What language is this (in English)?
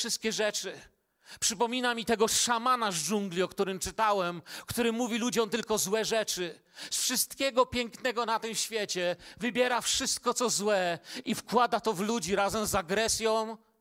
Polish